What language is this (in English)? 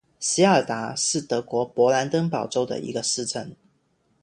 Chinese